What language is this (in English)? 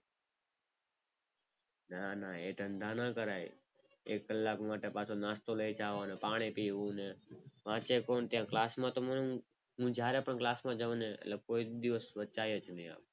Gujarati